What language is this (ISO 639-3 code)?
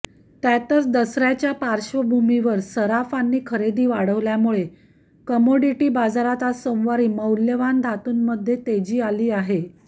mar